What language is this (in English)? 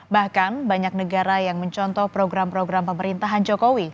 Indonesian